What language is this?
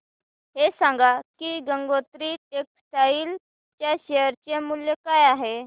Marathi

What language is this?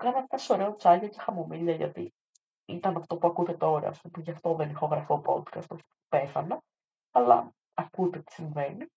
Greek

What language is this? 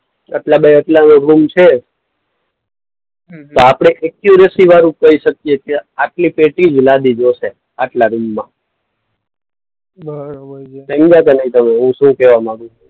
Gujarati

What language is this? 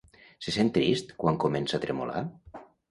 Catalan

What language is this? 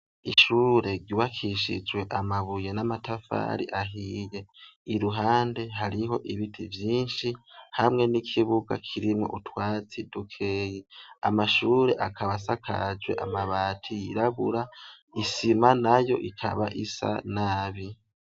Rundi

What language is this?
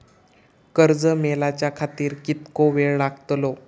Marathi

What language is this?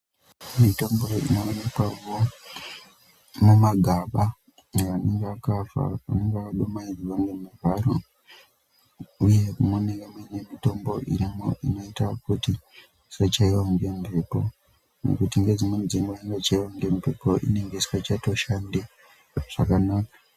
Ndau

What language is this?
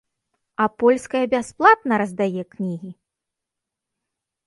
Belarusian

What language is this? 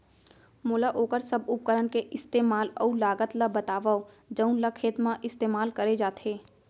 Chhattisgarhi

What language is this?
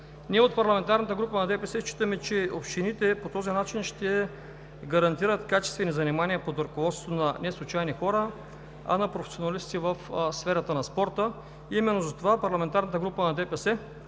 Bulgarian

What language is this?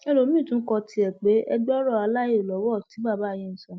Yoruba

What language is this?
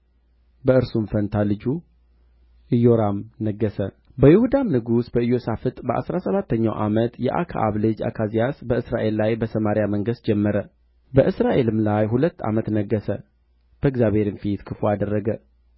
Amharic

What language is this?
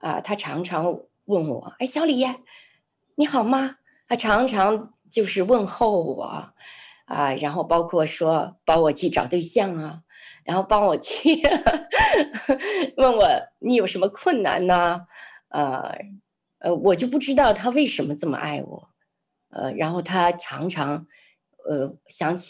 Chinese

